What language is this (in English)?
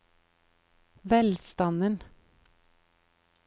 Norwegian